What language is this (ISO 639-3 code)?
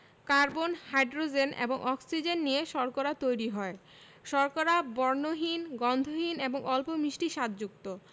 ben